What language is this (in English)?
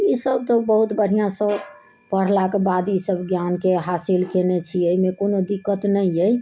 Maithili